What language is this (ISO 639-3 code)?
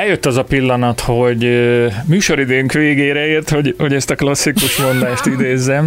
hun